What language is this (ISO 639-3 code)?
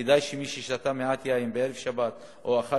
heb